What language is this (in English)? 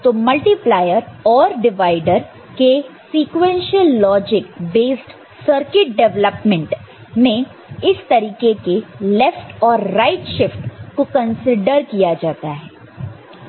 Hindi